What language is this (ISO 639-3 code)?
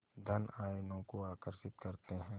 hin